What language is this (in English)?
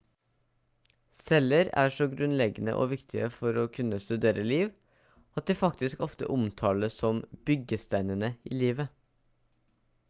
Norwegian Bokmål